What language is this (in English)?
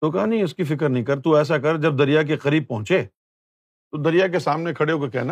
Urdu